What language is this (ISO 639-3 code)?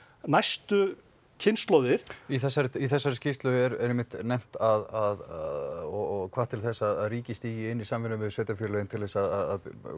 isl